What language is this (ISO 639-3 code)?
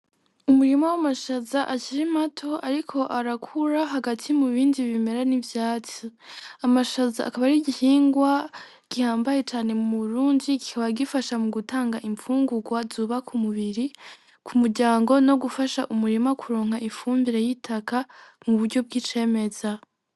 run